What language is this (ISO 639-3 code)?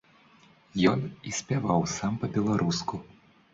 bel